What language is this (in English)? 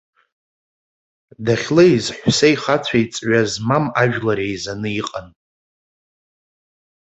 Abkhazian